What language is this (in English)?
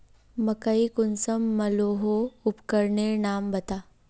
Magahi